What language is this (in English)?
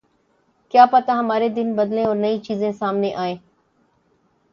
Urdu